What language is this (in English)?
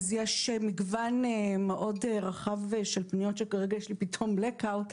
Hebrew